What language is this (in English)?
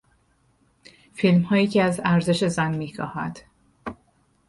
Persian